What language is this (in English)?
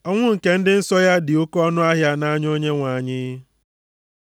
Igbo